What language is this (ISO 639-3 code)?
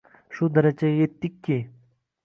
uzb